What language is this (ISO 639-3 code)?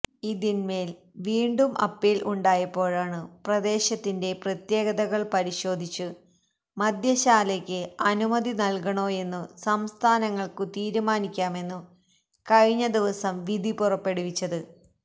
mal